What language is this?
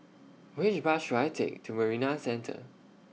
English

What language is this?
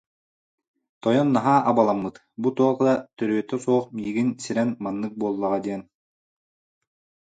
Yakut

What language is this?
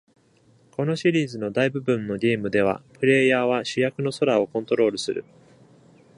Japanese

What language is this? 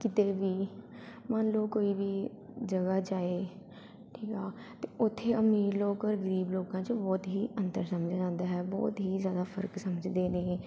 Punjabi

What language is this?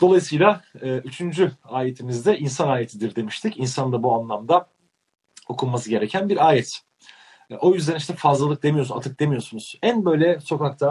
Turkish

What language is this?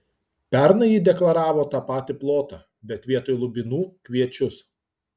Lithuanian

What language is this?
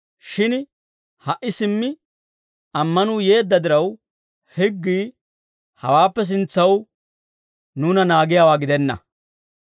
Dawro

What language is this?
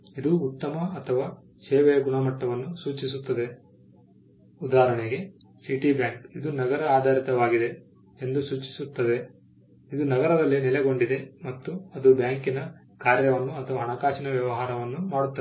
Kannada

